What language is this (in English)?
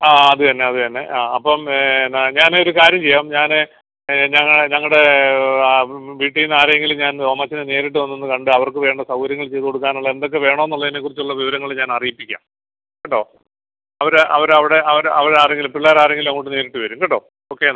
Malayalam